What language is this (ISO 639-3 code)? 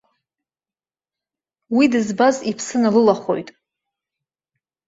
abk